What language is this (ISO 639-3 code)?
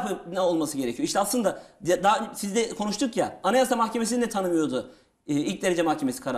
tur